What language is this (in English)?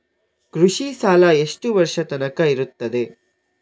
Kannada